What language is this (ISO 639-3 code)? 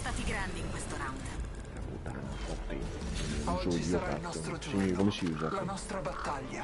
ita